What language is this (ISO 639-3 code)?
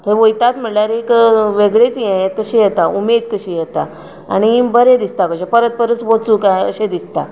kok